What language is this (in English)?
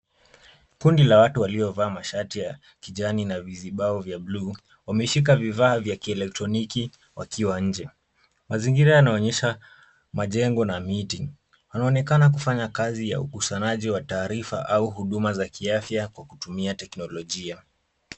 Swahili